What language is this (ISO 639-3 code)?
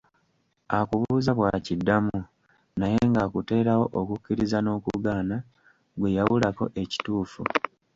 lug